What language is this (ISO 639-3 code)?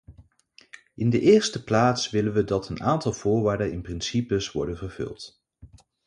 nld